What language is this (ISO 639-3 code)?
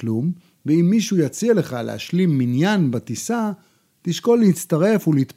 heb